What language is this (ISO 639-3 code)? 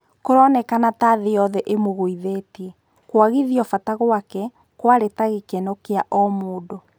kik